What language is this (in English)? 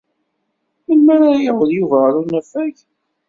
Kabyle